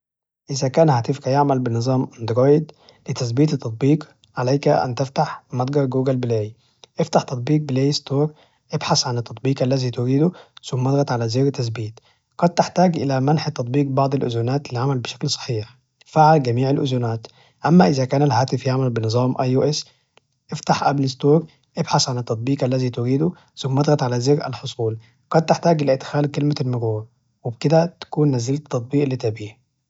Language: Najdi Arabic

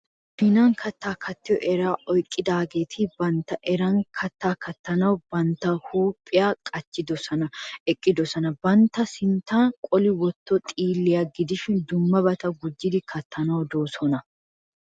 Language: Wolaytta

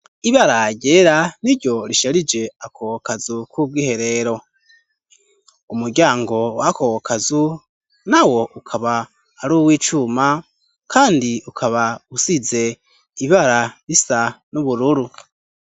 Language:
Rundi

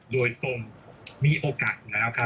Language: Thai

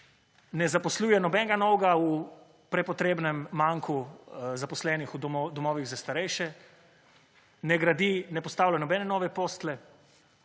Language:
Slovenian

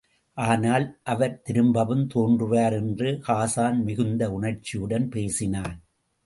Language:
Tamil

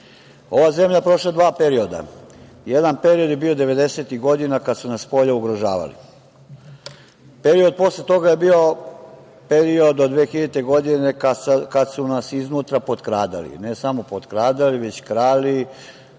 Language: Serbian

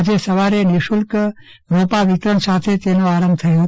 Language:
Gujarati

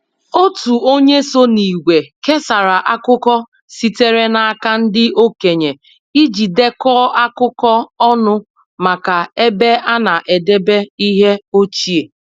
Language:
Igbo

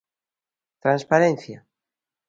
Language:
Galician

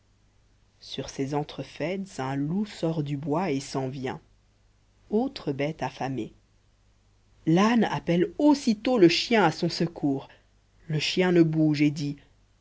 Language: French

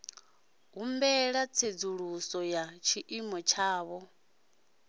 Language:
Venda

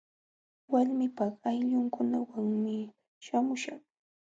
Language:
Jauja Wanca Quechua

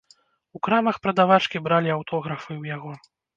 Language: Belarusian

